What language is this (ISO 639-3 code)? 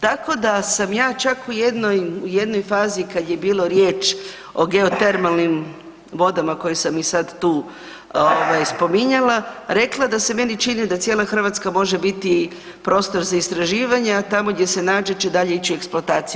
hrv